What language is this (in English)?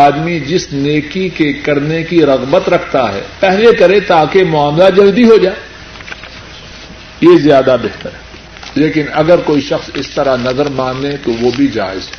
Urdu